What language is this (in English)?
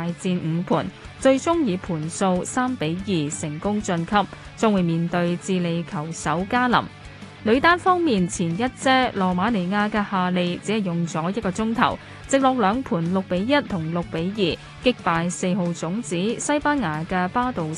Chinese